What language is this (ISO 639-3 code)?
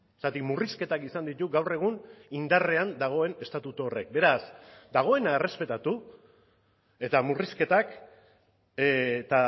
eus